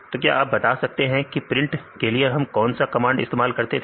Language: Hindi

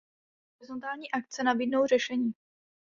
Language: Czech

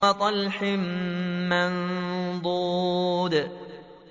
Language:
Arabic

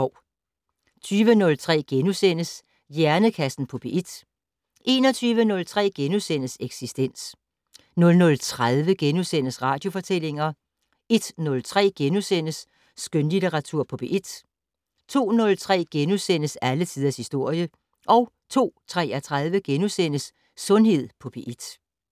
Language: Danish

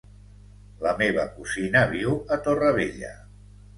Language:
Catalan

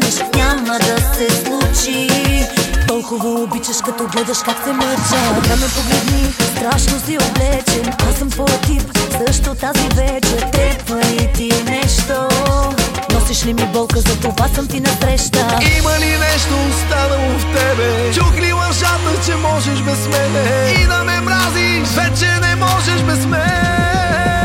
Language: Bulgarian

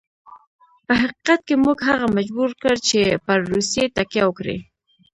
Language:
Pashto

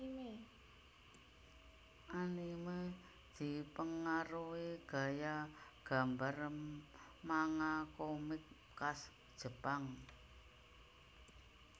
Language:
Javanese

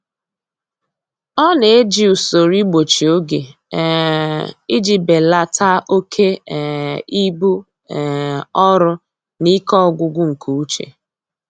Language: Igbo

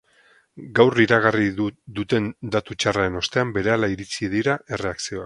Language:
Basque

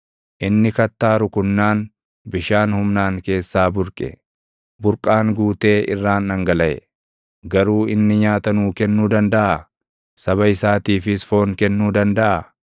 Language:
Oromo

